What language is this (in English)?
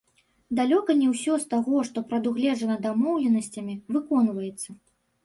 Belarusian